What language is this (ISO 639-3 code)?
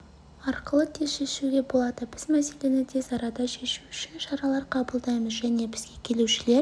kaz